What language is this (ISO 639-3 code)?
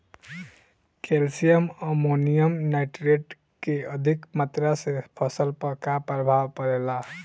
bho